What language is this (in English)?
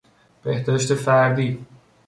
Persian